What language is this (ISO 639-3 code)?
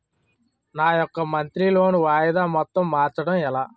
tel